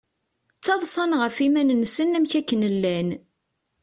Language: Kabyle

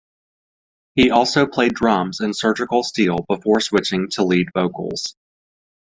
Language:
English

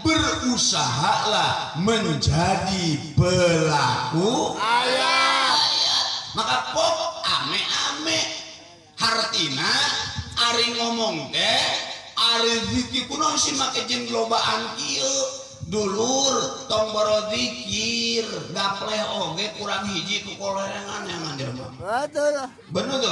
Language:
Indonesian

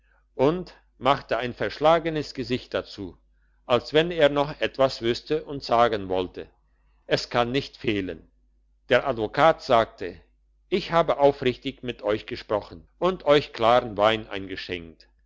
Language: German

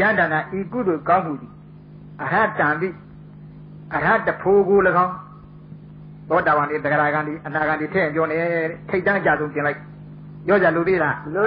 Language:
Thai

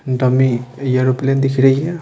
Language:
Hindi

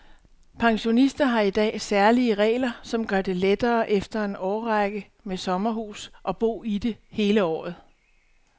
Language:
Danish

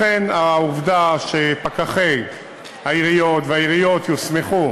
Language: Hebrew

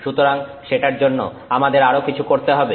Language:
Bangla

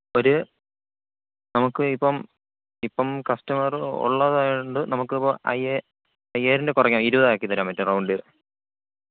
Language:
Malayalam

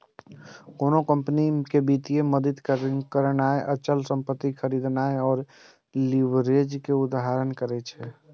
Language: Maithili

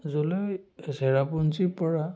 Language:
Assamese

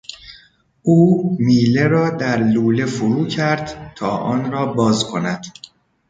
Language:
Persian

